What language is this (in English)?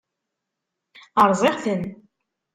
Kabyle